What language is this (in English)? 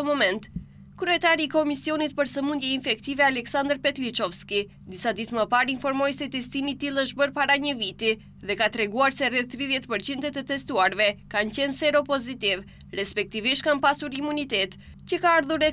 Romanian